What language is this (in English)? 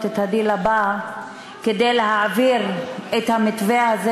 Hebrew